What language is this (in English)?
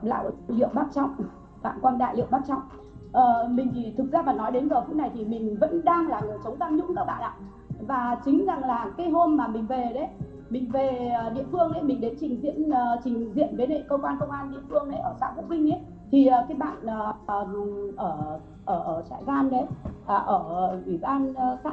Vietnamese